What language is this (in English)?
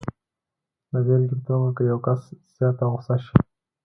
Pashto